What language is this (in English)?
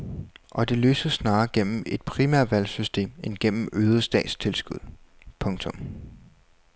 Danish